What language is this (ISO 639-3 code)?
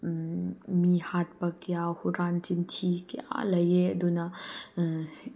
mni